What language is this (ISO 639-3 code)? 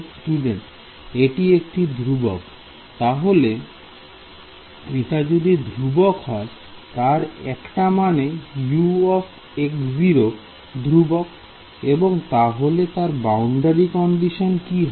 ben